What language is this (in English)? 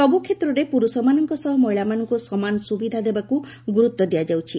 Odia